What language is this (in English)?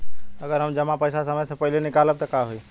Bhojpuri